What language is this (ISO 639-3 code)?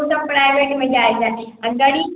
mai